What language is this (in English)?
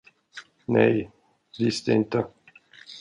Swedish